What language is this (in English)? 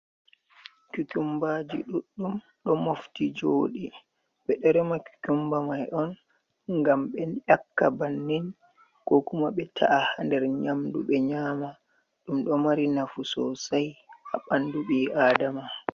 Fula